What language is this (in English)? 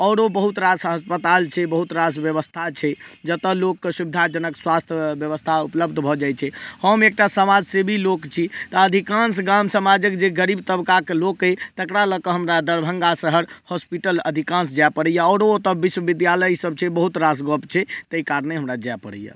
Maithili